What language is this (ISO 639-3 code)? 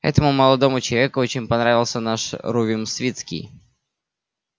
rus